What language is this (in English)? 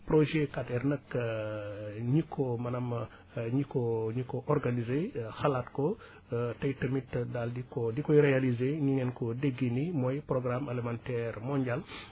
Wolof